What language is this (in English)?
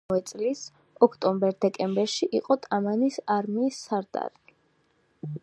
Georgian